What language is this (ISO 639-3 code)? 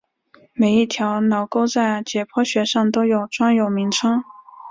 zho